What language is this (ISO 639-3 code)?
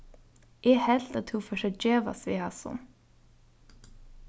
fao